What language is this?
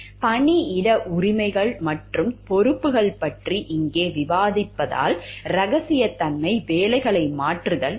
Tamil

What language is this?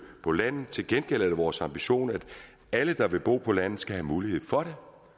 Danish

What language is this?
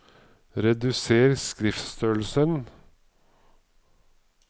Norwegian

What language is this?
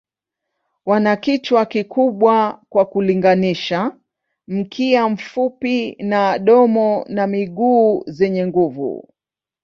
Swahili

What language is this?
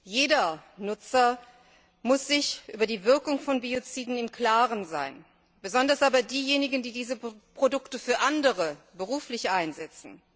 German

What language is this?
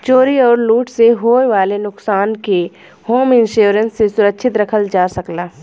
Bhojpuri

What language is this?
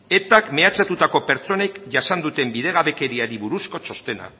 Basque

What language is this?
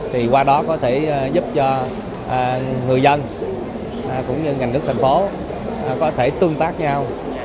Vietnamese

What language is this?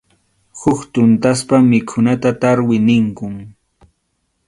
Arequipa-La Unión Quechua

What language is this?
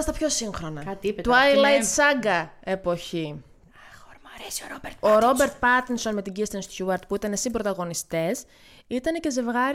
Greek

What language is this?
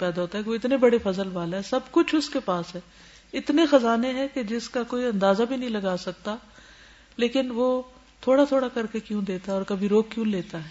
Urdu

